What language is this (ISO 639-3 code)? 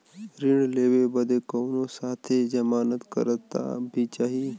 bho